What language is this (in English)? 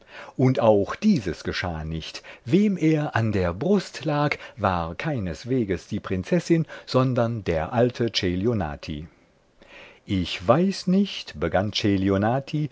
German